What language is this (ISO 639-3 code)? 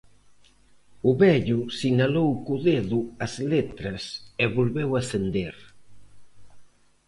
glg